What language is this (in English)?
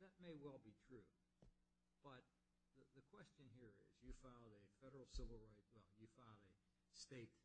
English